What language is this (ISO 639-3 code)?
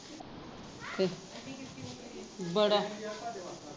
pan